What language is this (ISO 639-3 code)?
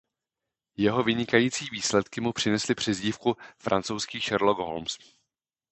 ces